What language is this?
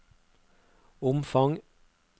Norwegian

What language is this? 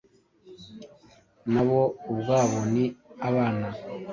Kinyarwanda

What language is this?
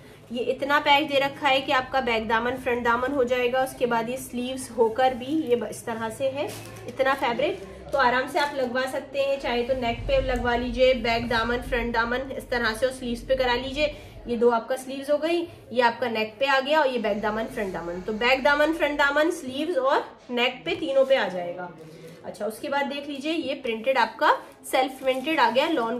Hindi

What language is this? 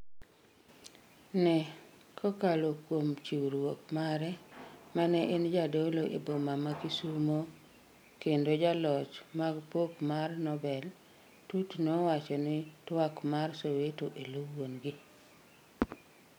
Luo (Kenya and Tanzania)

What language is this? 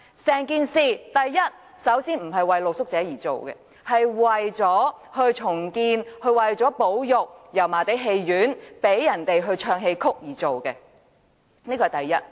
Cantonese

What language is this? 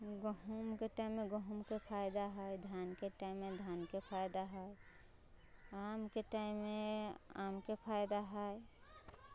Maithili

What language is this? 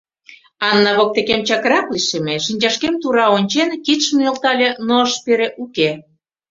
Mari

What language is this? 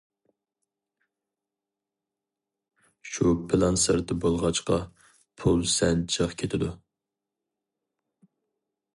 Uyghur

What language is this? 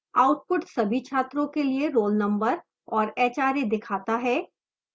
Hindi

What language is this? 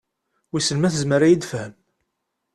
Kabyle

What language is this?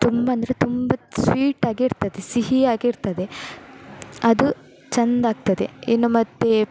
Kannada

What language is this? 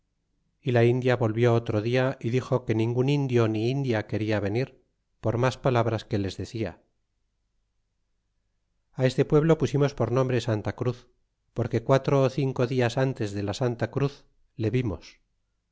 Spanish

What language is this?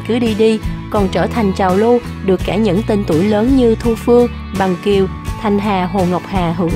Vietnamese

